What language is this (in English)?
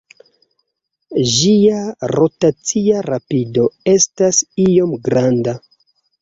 Esperanto